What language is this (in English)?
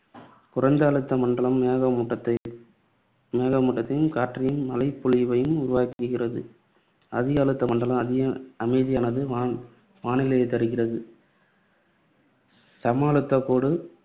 Tamil